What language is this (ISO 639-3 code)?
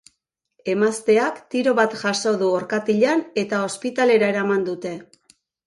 eus